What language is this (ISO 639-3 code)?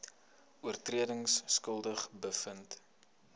afr